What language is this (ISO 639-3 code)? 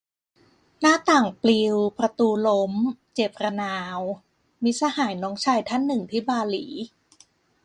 tha